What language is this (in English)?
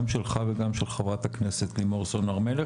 Hebrew